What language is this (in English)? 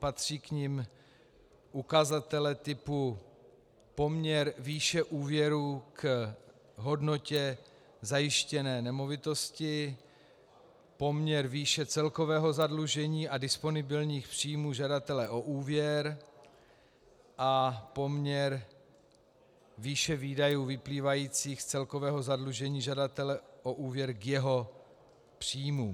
Czech